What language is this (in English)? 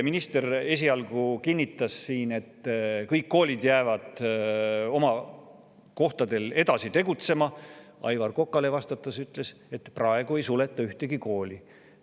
Estonian